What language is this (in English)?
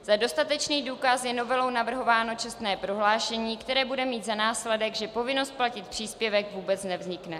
Czech